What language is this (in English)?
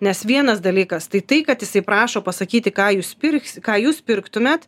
Lithuanian